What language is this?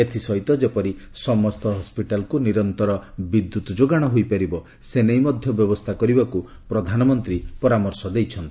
Odia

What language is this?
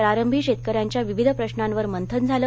Marathi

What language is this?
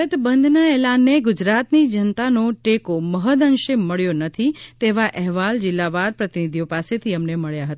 Gujarati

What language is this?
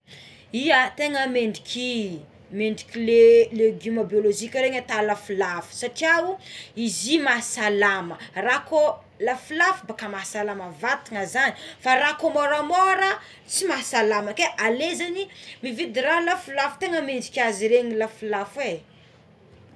Tsimihety Malagasy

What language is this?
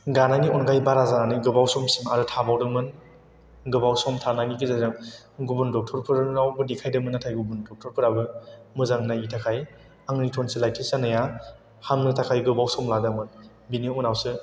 Bodo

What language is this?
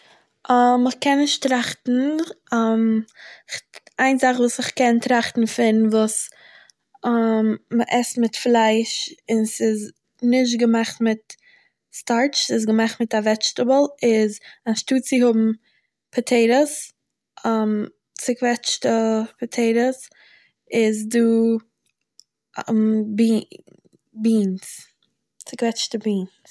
Yiddish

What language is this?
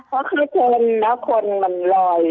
Thai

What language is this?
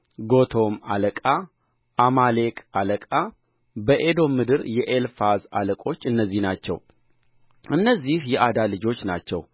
Amharic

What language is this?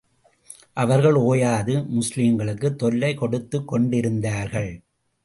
Tamil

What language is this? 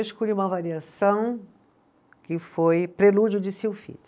Portuguese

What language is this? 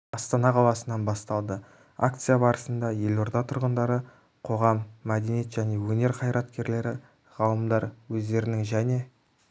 Kazakh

